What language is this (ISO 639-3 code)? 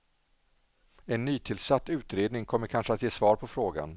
swe